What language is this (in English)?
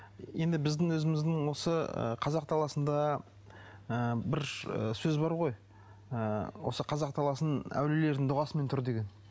Kazakh